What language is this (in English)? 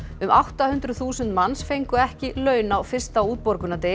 Icelandic